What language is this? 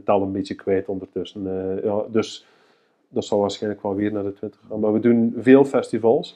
Dutch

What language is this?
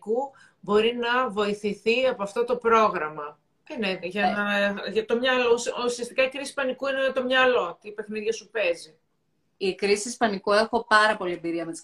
Greek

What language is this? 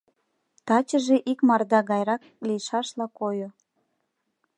Mari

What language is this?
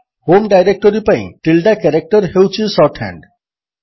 Odia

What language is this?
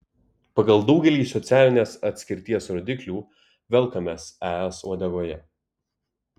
Lithuanian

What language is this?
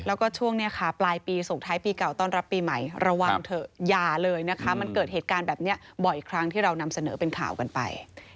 Thai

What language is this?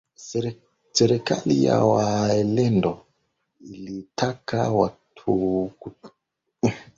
Swahili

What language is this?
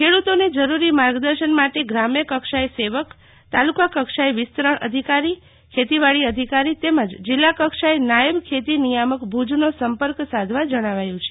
Gujarati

